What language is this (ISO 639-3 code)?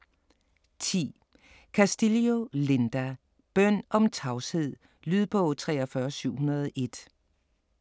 dan